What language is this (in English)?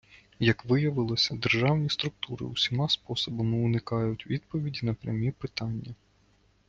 Ukrainian